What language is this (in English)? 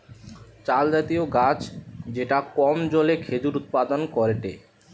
Bangla